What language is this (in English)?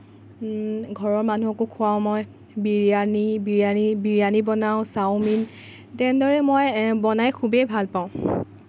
Assamese